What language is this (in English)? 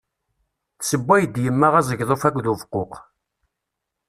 Kabyle